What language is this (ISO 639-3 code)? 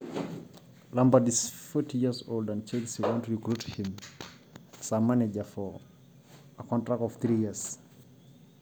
mas